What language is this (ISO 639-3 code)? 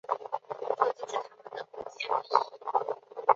zho